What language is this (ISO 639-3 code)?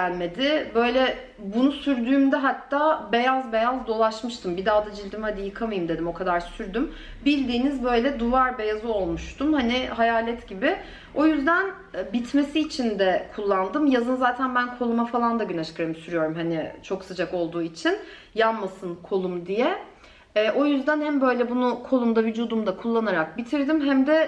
tur